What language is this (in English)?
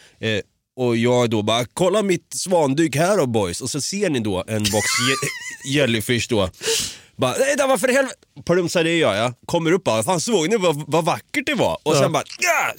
Swedish